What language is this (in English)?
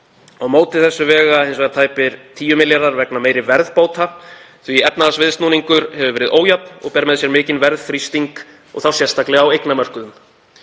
Icelandic